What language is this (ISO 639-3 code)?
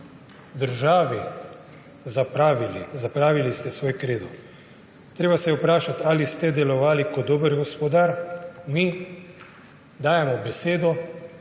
slv